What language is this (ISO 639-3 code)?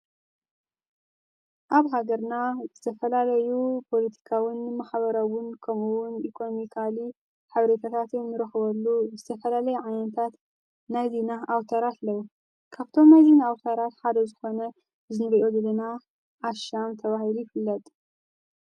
tir